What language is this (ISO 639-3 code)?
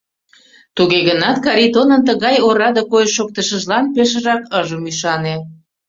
chm